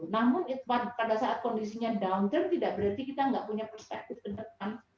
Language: Indonesian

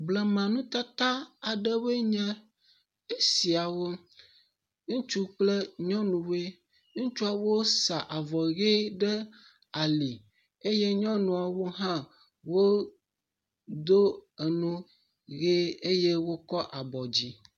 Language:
Ewe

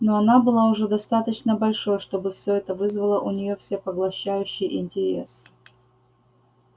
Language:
Russian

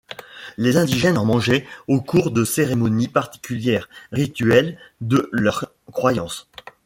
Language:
French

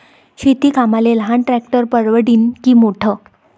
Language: Marathi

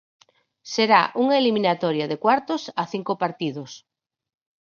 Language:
Galician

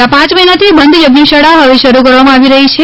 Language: Gujarati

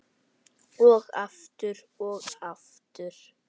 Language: Icelandic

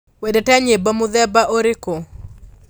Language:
Kikuyu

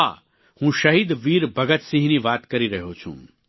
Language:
Gujarati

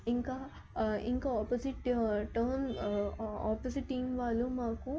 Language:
Telugu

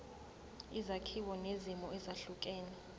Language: Zulu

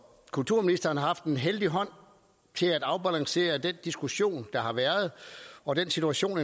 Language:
Danish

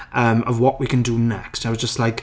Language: Welsh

